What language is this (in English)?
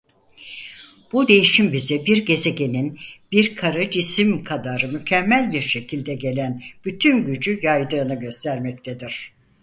Turkish